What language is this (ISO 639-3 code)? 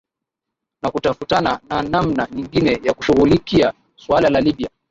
swa